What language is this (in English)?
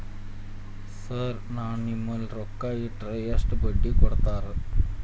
Kannada